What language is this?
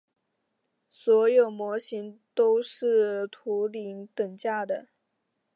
Chinese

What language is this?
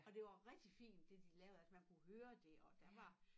Danish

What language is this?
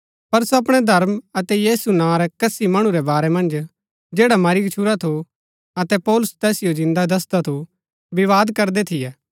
Gaddi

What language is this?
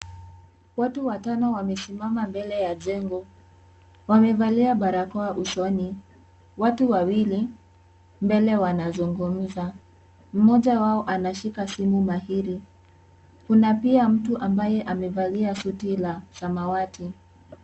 Swahili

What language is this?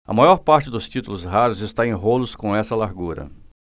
Portuguese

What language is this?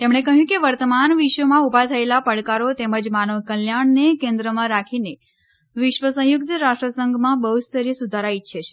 Gujarati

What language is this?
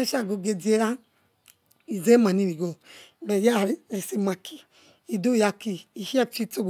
Yekhee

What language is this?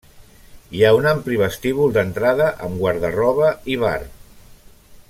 Catalan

